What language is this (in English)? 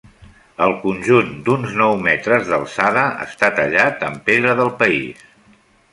Catalan